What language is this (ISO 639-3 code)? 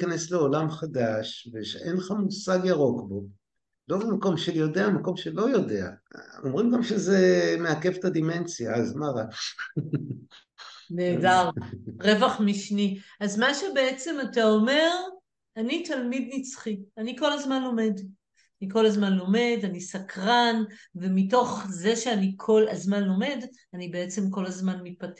heb